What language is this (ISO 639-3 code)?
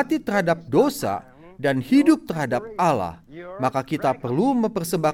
ind